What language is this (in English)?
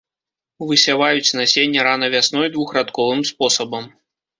Belarusian